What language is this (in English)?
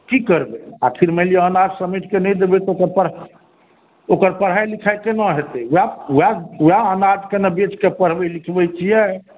Maithili